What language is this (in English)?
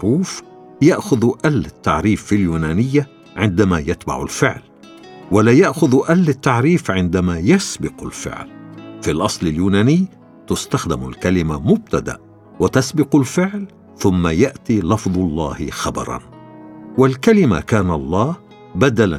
Arabic